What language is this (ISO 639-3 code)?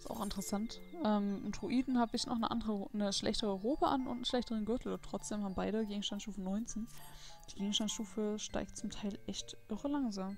deu